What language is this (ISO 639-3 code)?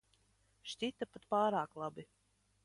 lav